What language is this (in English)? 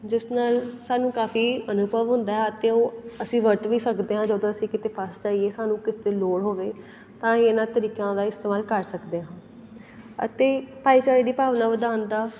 Punjabi